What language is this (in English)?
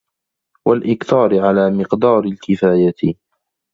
Arabic